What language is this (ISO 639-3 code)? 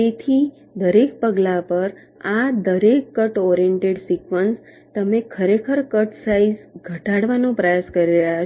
guj